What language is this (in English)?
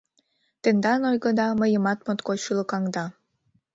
Mari